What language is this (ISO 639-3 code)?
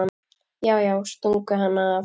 isl